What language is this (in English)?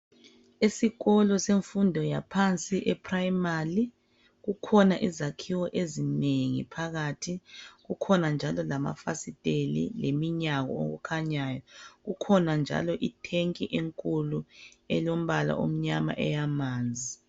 North Ndebele